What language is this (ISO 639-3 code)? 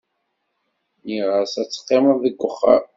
kab